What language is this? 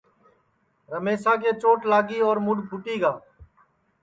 Sansi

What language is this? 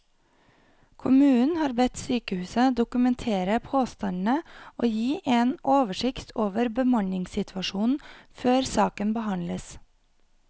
Norwegian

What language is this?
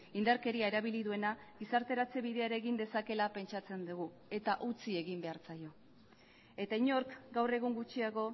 Basque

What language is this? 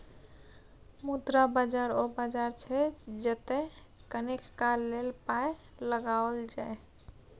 Maithili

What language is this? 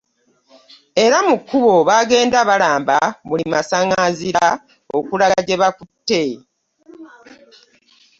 Ganda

